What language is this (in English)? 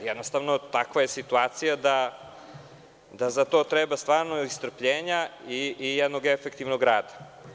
Serbian